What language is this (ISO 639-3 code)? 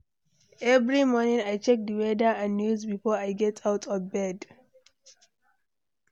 pcm